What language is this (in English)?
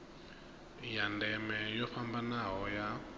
Venda